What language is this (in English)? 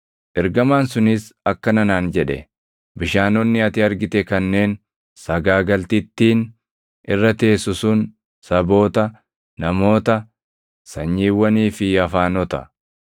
Oromo